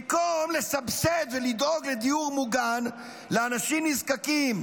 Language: Hebrew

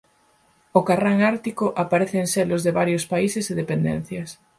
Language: Galician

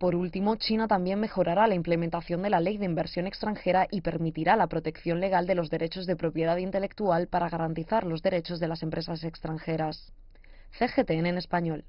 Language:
Spanish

